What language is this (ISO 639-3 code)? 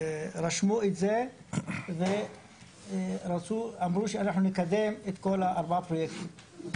heb